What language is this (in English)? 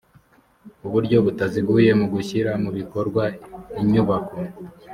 Kinyarwanda